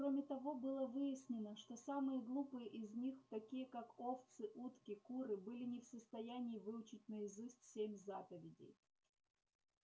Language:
Russian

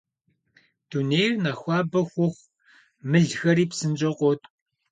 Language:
Kabardian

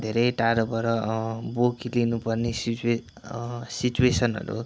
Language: Nepali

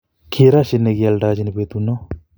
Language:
Kalenjin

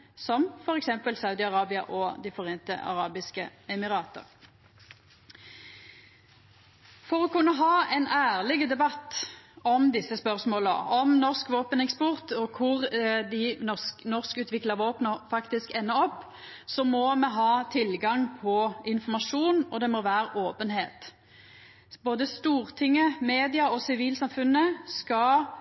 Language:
Norwegian Nynorsk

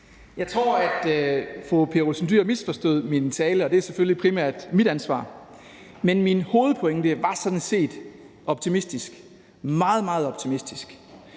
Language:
Danish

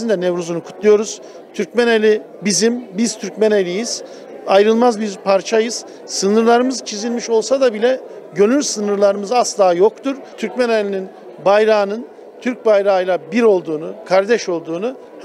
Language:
Turkish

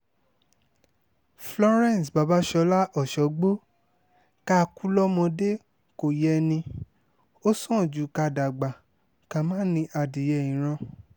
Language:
Yoruba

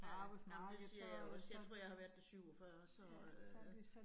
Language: Danish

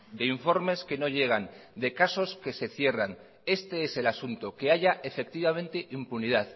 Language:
Spanish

